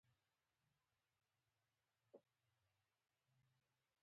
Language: Pashto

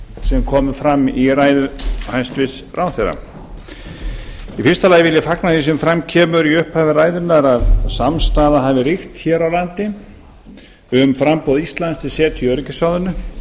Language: Icelandic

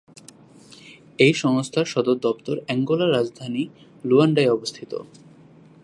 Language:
Bangla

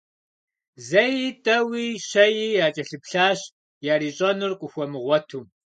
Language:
Kabardian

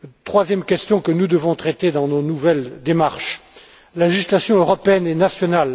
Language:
French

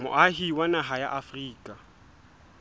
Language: Southern Sotho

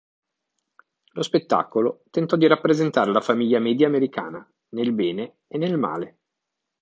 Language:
Italian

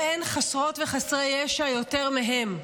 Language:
Hebrew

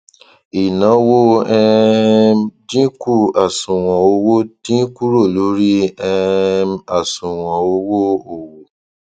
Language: Yoruba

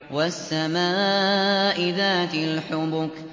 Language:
Arabic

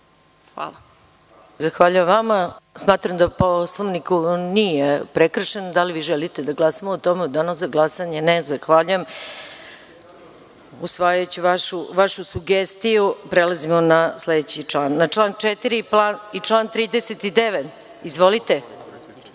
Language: Serbian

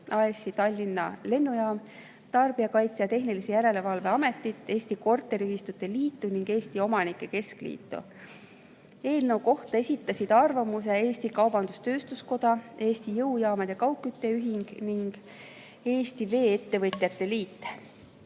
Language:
Estonian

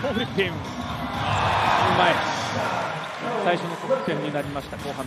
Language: Japanese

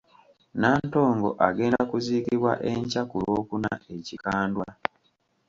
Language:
Ganda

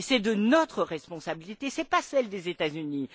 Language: French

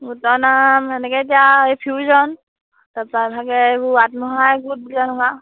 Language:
Assamese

